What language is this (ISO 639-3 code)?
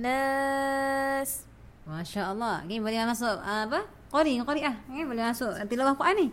msa